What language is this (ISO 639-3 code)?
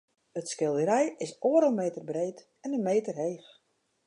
fry